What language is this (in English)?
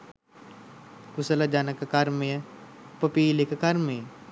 Sinhala